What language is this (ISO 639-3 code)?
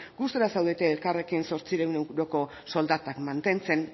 eus